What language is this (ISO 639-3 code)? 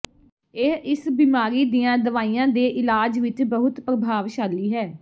pan